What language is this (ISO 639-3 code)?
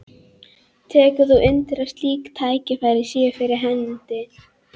isl